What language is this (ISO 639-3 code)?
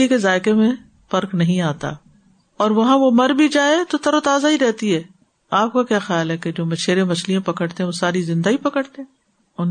urd